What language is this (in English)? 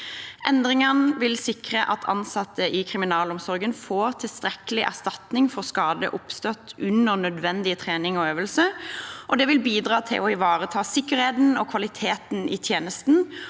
Norwegian